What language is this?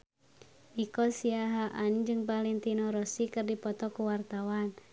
Sundanese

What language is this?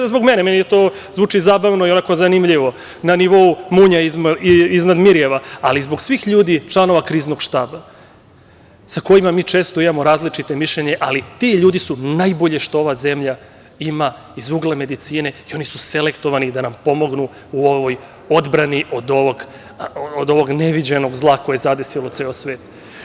Serbian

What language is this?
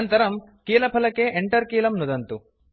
Sanskrit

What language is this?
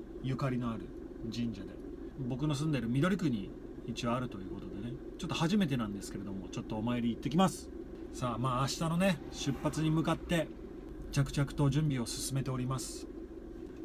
Japanese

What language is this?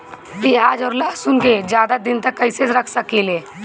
Bhojpuri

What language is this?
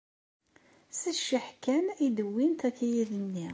Kabyle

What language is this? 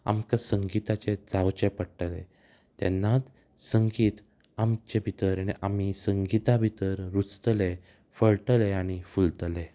Konkani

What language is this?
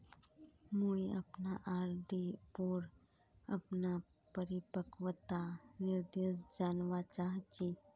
Magahi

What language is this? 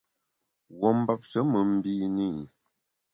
Bamun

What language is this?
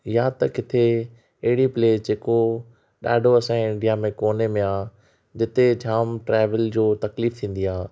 Sindhi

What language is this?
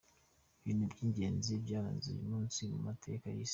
Kinyarwanda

